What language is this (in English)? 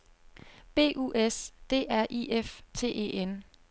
Danish